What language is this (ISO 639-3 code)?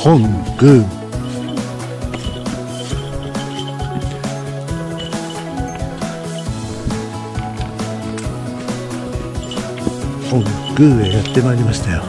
jpn